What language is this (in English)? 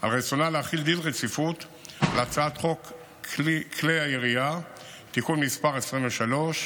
Hebrew